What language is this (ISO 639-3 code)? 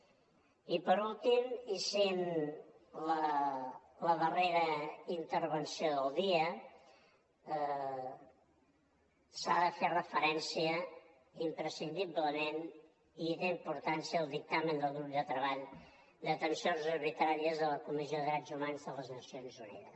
cat